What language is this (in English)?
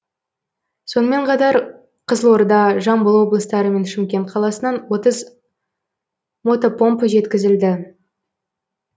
Kazakh